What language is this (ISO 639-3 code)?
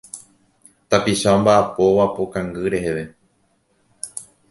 grn